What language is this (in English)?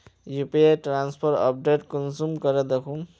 Magahi